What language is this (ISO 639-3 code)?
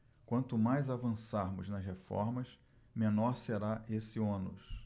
por